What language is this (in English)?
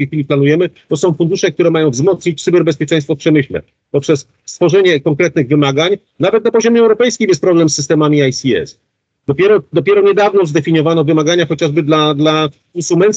Polish